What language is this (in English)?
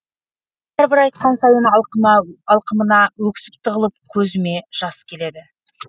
Kazakh